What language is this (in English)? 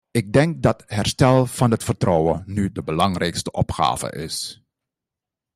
Dutch